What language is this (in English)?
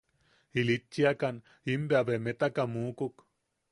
Yaqui